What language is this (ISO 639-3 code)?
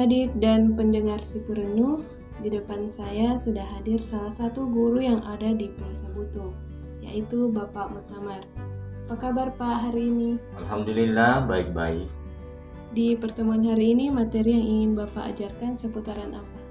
ind